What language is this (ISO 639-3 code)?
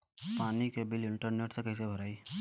bho